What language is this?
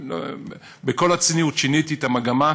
Hebrew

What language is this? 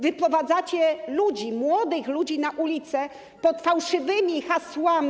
Polish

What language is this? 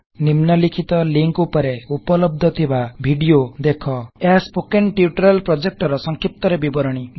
Odia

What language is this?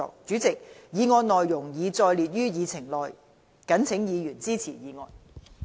Cantonese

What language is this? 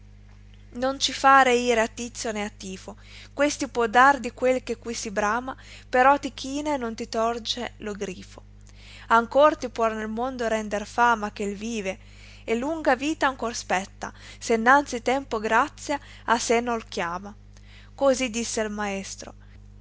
Italian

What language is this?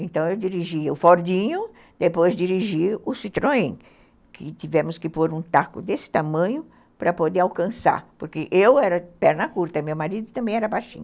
Portuguese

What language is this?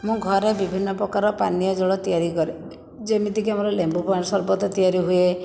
Odia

